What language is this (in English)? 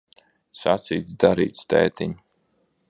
Latvian